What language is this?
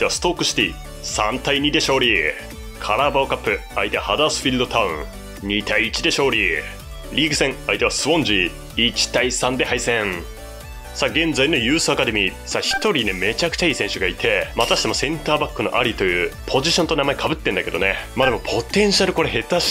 Japanese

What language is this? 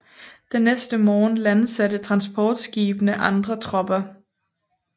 Danish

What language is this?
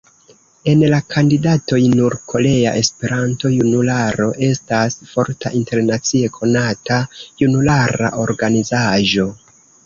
Esperanto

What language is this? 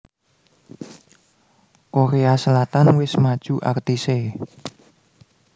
Javanese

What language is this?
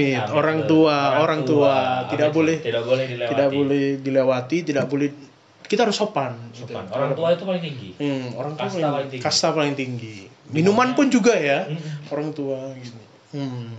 Indonesian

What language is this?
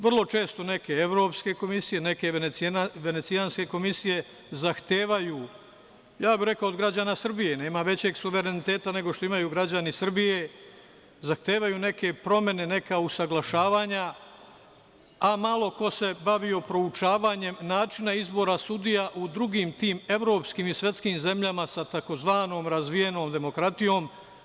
Serbian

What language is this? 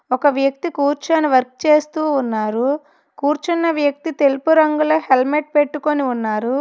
Telugu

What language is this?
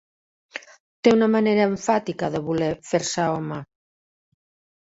Catalan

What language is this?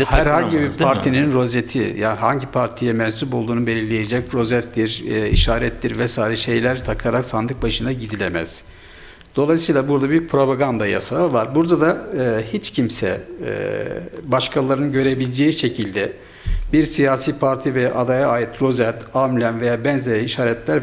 Turkish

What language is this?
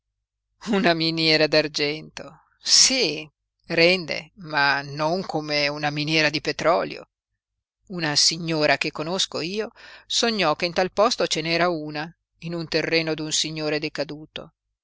Italian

